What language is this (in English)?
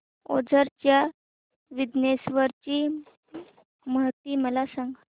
Marathi